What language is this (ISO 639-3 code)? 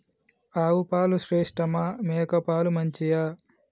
tel